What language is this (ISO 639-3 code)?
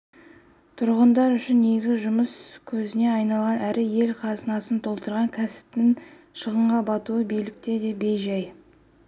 kaz